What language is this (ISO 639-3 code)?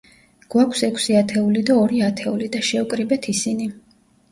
kat